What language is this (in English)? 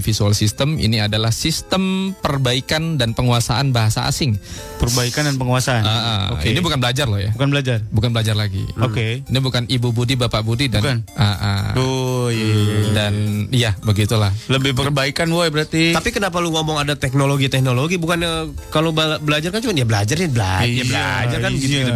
Indonesian